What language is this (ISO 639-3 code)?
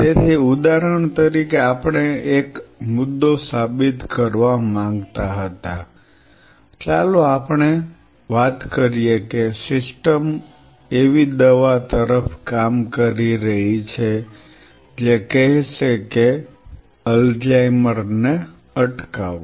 guj